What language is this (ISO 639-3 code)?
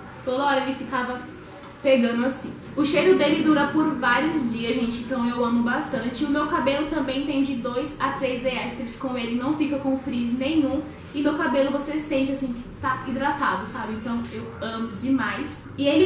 por